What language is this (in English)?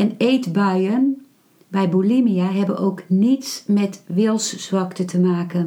Dutch